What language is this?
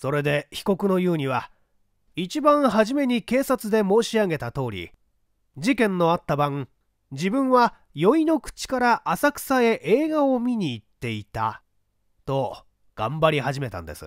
Japanese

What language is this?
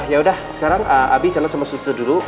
Indonesian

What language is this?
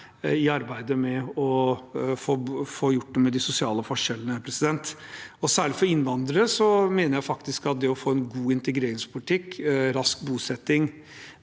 Norwegian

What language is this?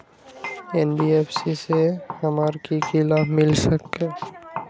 Magahi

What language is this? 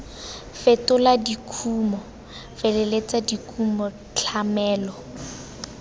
Tswana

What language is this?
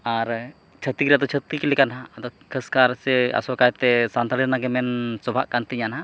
Santali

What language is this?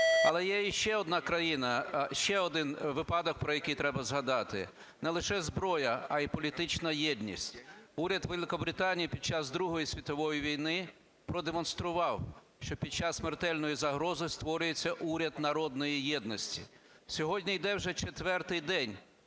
Ukrainian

